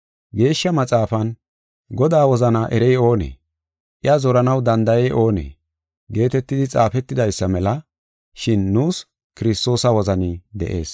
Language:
Gofa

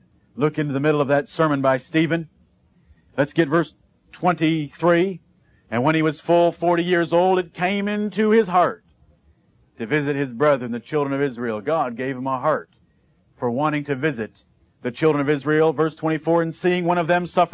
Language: English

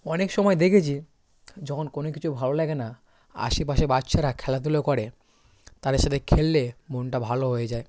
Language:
Bangla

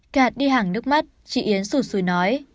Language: Vietnamese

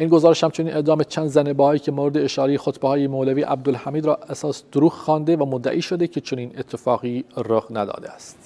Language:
Persian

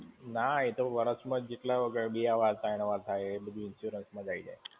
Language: Gujarati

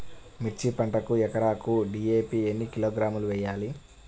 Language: Telugu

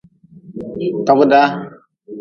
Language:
Nawdm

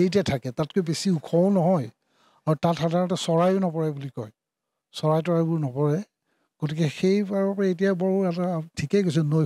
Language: Bangla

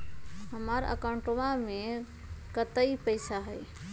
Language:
Magahi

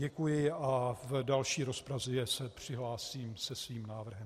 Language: Czech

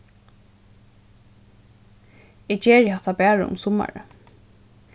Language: Faroese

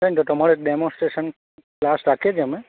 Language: Gujarati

